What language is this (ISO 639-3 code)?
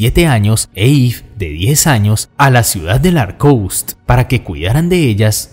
spa